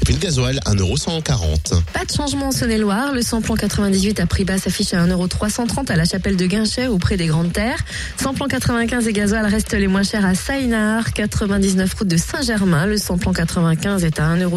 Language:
French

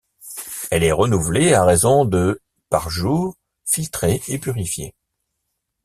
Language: French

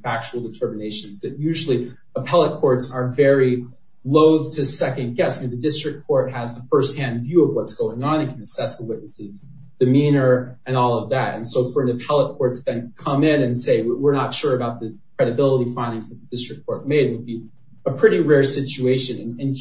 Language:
English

